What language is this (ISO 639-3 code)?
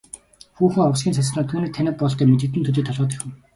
mon